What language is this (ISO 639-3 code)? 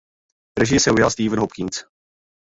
ces